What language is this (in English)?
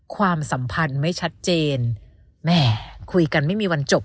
Thai